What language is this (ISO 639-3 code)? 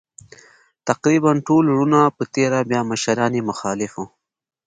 pus